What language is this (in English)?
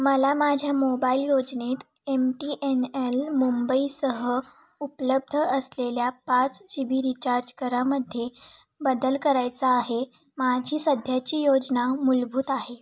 Marathi